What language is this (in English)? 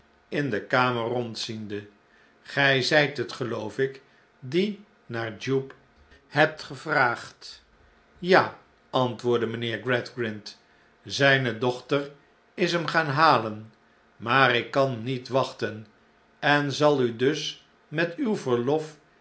Dutch